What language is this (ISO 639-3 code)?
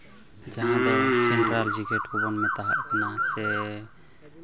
sat